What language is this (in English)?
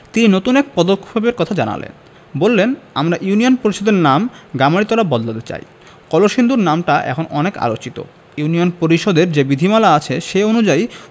Bangla